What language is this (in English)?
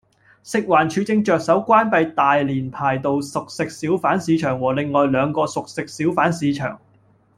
Cantonese